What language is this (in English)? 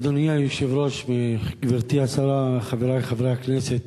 Hebrew